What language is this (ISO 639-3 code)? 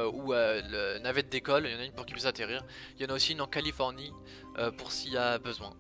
fra